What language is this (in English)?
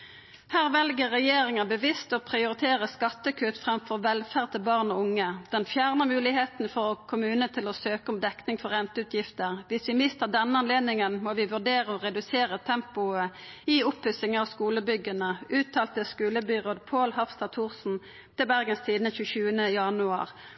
Norwegian Nynorsk